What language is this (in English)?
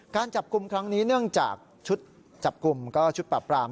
Thai